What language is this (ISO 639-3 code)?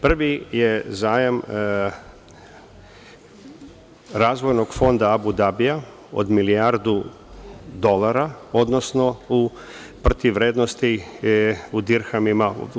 srp